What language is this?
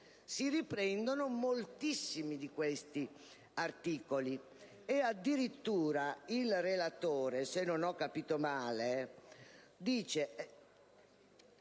Italian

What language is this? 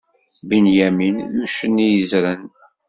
Kabyle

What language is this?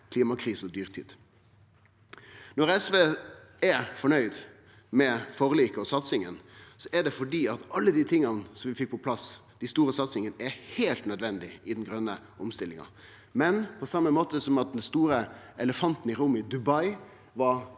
Norwegian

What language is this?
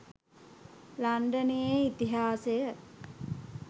Sinhala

